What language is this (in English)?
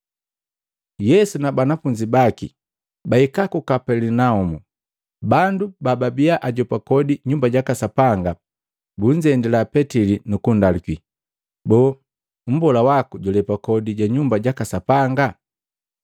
Matengo